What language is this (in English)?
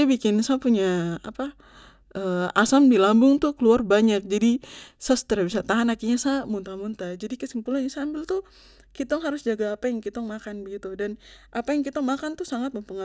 Papuan Malay